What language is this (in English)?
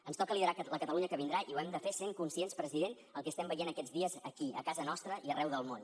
Catalan